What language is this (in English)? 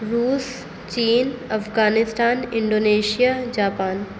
Urdu